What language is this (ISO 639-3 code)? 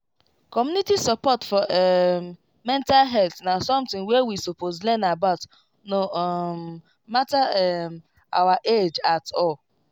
pcm